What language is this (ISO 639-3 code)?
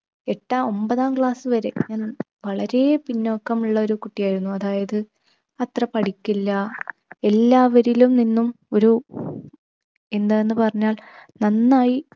mal